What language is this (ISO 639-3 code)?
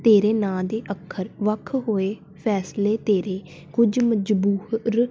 pan